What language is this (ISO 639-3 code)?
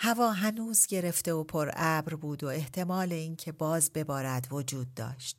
fas